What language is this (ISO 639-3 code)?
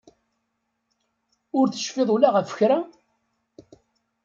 kab